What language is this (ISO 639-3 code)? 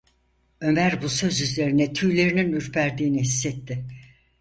tur